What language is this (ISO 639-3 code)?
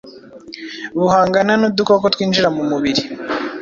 kin